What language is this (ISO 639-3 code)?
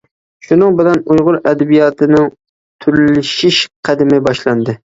uig